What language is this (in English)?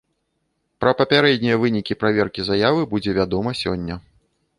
Belarusian